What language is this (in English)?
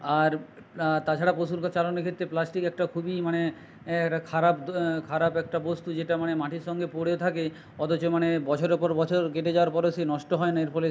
Bangla